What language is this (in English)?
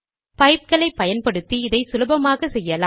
Tamil